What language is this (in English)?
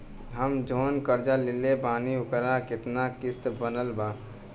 Bhojpuri